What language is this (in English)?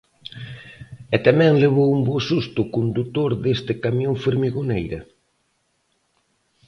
Galician